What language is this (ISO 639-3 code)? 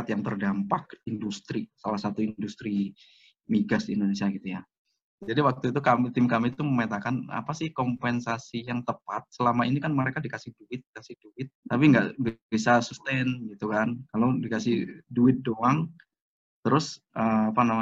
ind